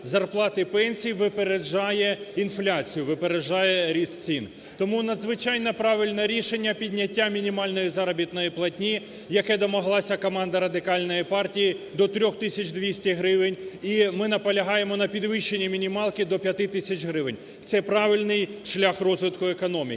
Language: Ukrainian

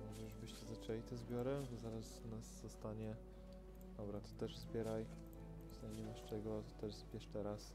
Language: Polish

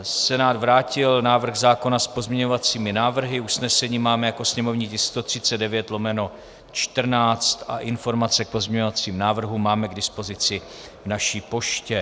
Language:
Czech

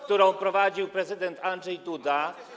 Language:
Polish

